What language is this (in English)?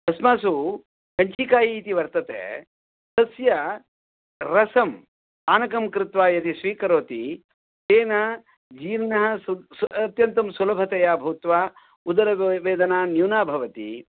Sanskrit